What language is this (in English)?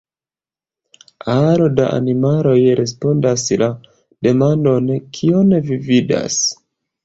Esperanto